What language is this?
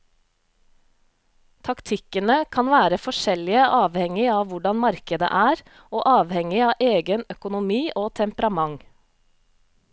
Norwegian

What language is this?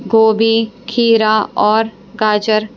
Hindi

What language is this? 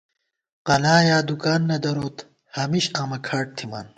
Gawar-Bati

